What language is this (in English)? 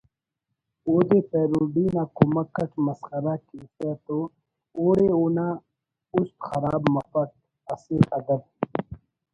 Brahui